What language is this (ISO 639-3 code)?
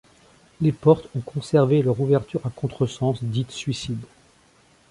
fra